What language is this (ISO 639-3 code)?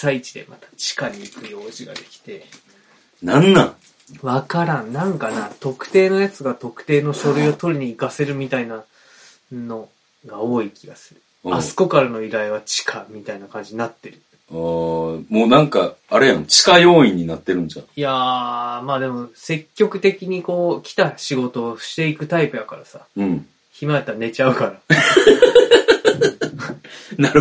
jpn